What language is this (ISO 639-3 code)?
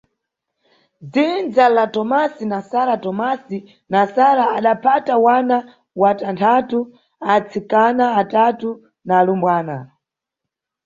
nyu